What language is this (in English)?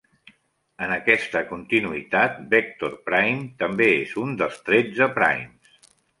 Catalan